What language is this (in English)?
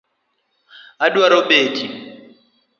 Luo (Kenya and Tanzania)